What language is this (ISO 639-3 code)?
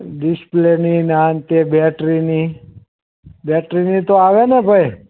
guj